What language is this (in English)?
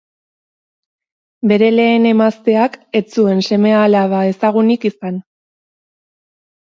Basque